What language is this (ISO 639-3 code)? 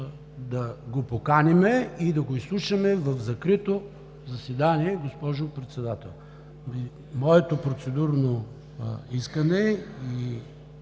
bul